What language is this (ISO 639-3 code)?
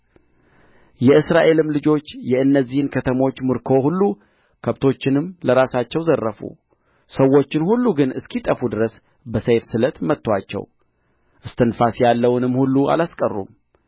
amh